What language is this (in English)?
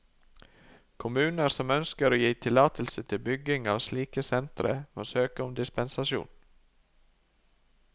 Norwegian